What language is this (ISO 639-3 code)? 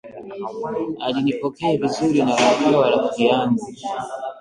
swa